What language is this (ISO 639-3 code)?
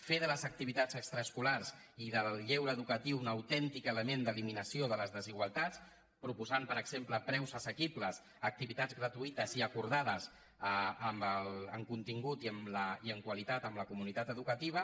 cat